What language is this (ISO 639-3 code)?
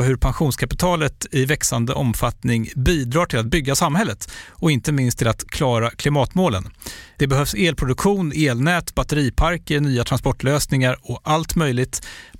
swe